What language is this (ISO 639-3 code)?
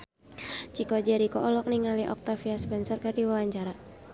sun